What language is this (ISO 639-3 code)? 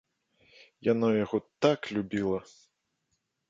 bel